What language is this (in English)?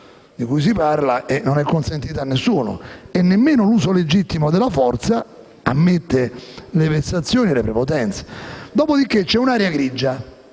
Italian